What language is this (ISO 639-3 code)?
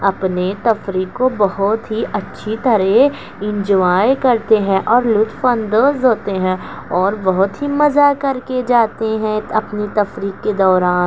urd